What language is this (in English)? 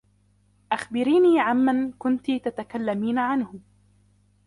Arabic